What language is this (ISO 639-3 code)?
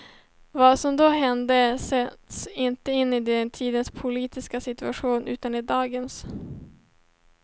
swe